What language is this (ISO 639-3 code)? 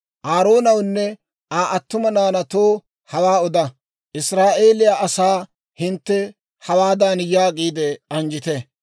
dwr